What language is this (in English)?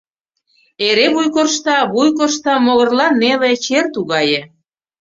Mari